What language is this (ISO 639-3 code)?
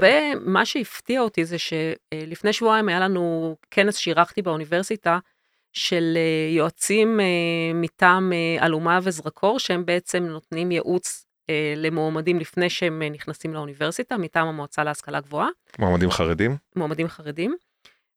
heb